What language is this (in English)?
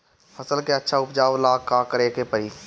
Bhojpuri